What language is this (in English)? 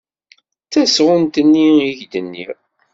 Kabyle